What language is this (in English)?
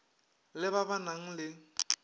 Northern Sotho